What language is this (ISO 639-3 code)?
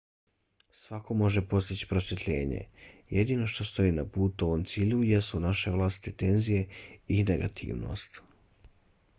bos